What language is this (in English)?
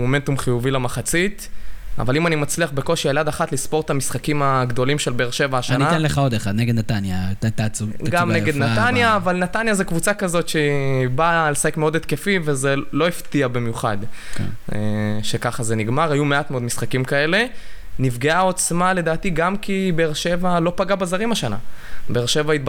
Hebrew